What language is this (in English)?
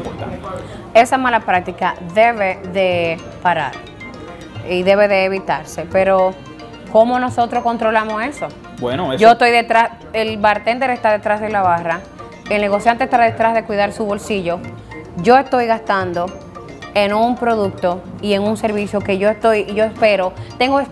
Spanish